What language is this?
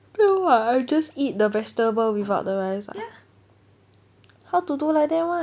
English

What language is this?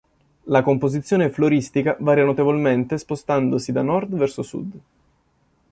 Italian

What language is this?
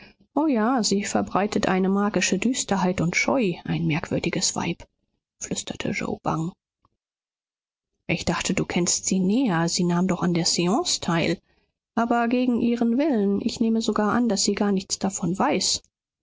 German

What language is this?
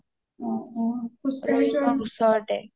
Assamese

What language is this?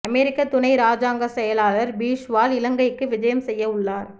Tamil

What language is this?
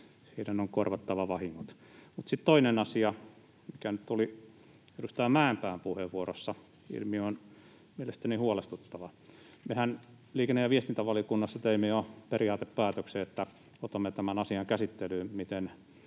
Finnish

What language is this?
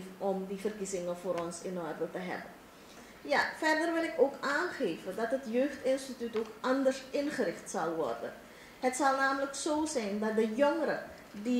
Dutch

